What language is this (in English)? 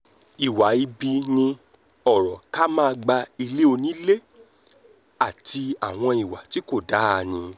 Yoruba